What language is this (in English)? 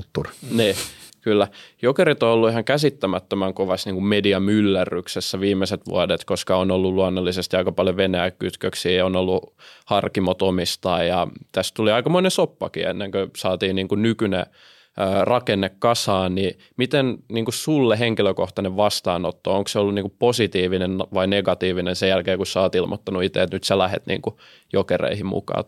Finnish